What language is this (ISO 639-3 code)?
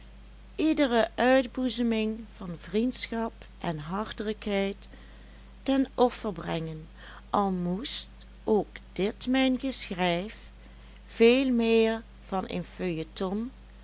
nld